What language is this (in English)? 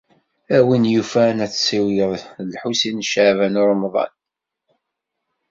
Kabyle